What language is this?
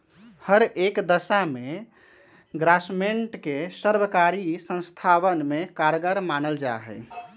Magahi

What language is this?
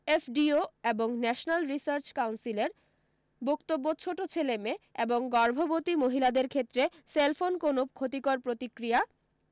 Bangla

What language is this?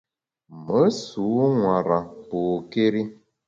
Bamun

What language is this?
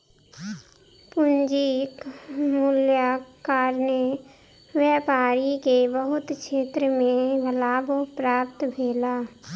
Maithili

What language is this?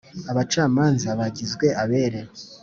Kinyarwanda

